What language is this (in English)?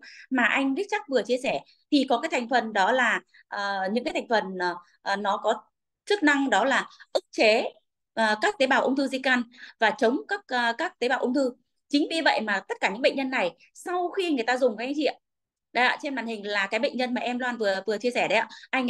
Vietnamese